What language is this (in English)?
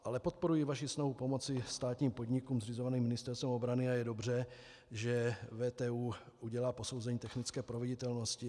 Czech